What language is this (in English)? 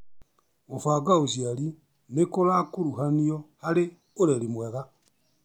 Kikuyu